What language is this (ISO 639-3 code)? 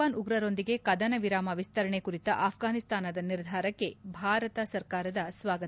kan